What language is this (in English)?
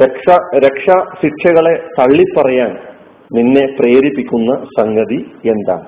Malayalam